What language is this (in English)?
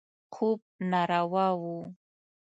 Pashto